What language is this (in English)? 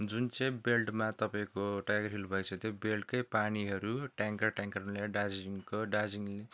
Nepali